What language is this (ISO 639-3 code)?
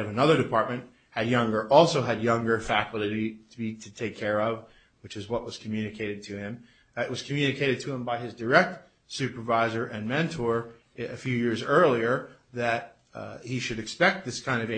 eng